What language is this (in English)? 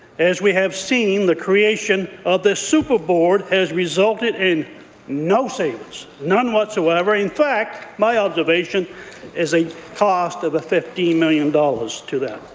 English